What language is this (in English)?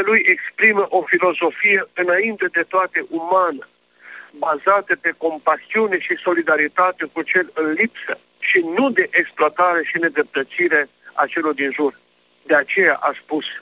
Romanian